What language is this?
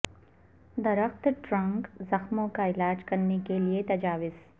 Urdu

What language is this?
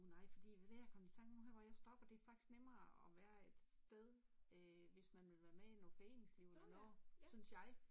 Danish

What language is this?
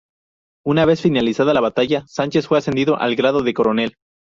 Spanish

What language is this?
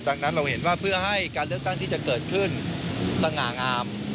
Thai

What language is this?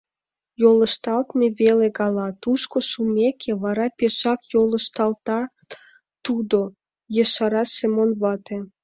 Mari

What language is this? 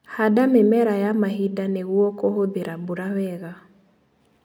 Kikuyu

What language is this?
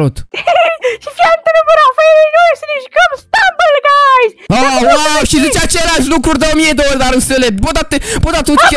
Romanian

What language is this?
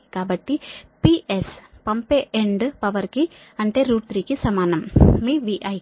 Telugu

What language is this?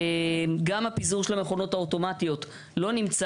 Hebrew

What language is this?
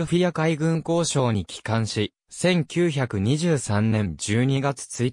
Japanese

